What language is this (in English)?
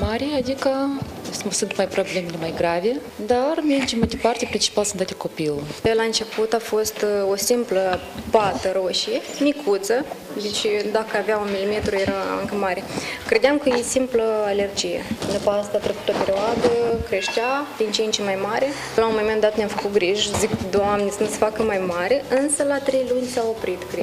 Romanian